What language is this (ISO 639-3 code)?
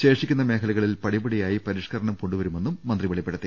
mal